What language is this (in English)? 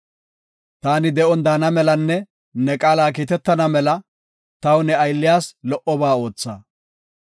Gofa